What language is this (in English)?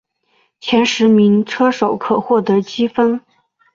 Chinese